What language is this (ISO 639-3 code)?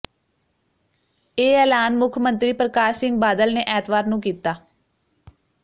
pan